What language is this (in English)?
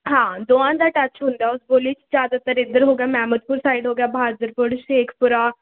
Punjabi